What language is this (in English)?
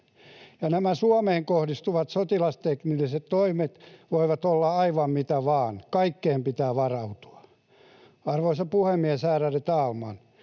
Finnish